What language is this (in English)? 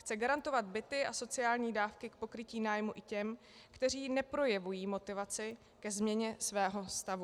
Czech